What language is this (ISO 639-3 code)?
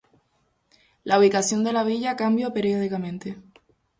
spa